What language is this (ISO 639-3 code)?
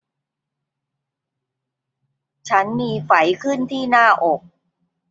tha